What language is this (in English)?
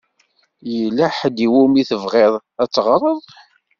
Kabyle